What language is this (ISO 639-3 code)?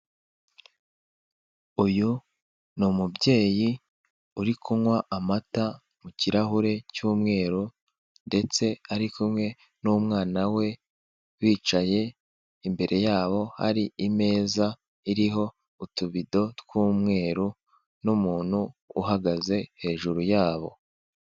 kin